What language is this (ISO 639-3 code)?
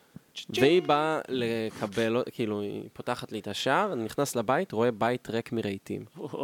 heb